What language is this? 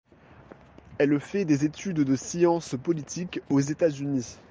French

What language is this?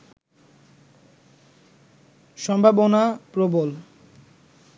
Bangla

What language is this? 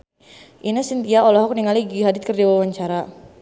Sundanese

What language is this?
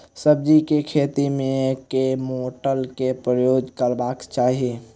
Maithili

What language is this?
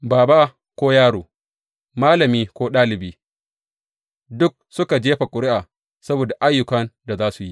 Hausa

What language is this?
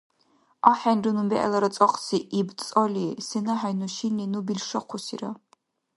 Dargwa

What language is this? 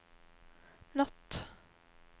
Norwegian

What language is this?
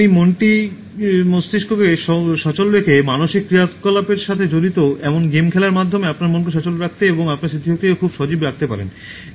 Bangla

